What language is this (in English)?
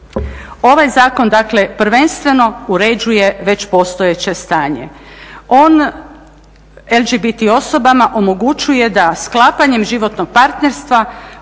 Croatian